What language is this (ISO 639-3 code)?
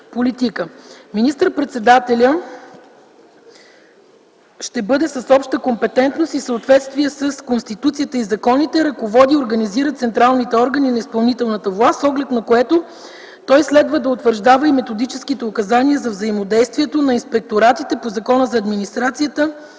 bul